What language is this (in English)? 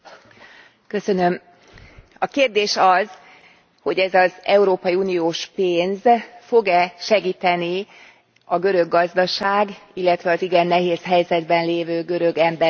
Hungarian